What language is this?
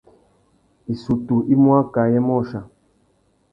Tuki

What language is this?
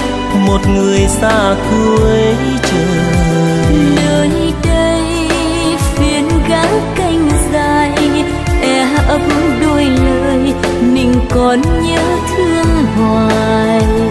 Vietnamese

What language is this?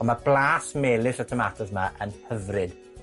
Welsh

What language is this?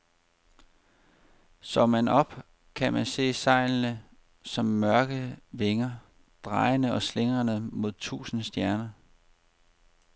Danish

